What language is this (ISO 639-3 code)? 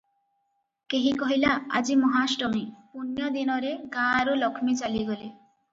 ori